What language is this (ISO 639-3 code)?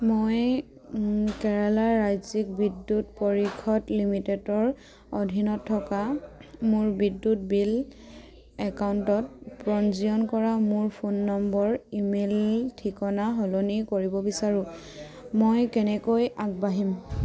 asm